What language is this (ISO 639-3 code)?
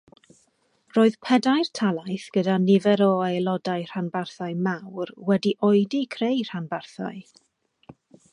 cym